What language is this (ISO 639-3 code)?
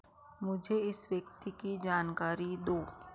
hin